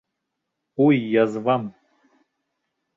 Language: Bashkir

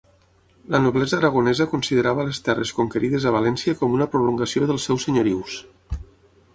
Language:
Catalan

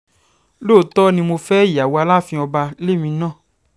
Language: Yoruba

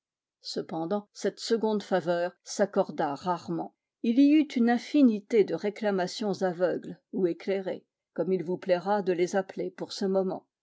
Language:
French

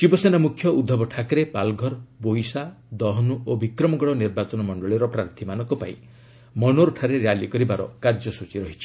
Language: Odia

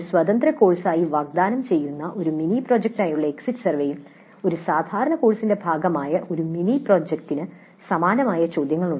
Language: Malayalam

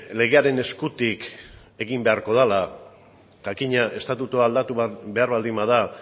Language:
Basque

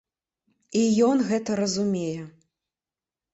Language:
Belarusian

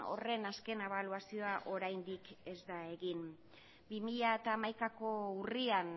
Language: Basque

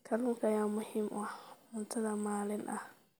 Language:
Somali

